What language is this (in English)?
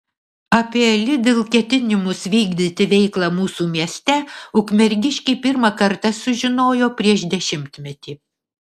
Lithuanian